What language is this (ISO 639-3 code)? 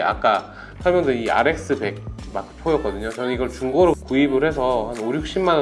kor